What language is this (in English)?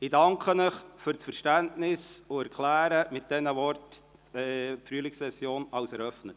Swiss German